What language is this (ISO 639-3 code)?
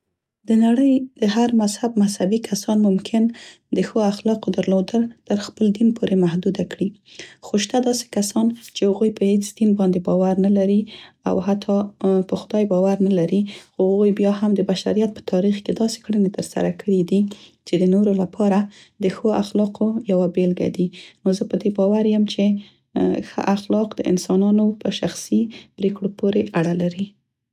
pst